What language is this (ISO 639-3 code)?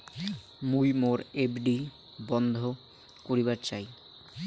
ben